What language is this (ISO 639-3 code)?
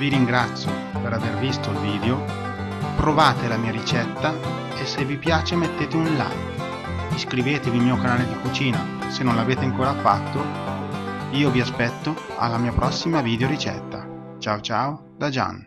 ita